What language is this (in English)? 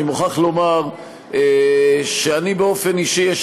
Hebrew